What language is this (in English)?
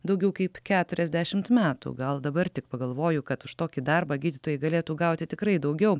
Lithuanian